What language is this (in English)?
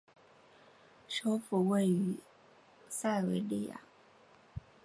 Chinese